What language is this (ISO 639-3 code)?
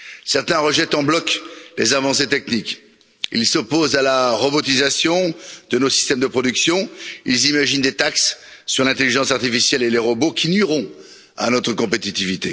fra